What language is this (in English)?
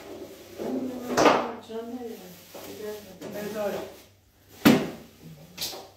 Persian